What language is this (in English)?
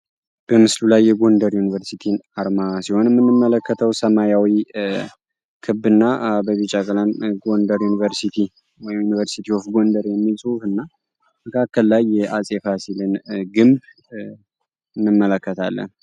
Amharic